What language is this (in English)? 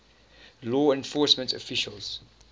English